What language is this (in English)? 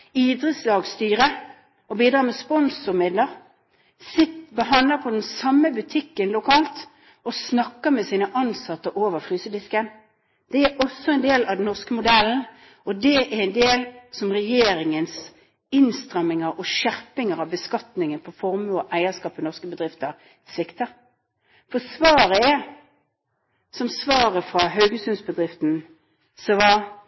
Norwegian Bokmål